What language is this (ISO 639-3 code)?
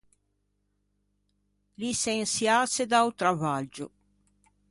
lij